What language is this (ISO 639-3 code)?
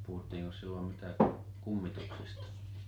fin